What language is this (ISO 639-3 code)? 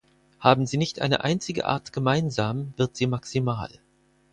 deu